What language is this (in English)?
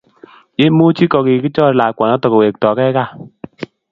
Kalenjin